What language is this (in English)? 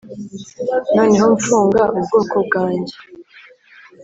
Kinyarwanda